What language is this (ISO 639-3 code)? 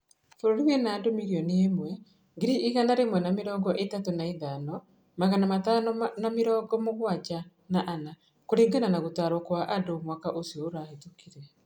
kik